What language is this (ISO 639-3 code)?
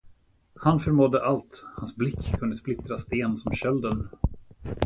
swe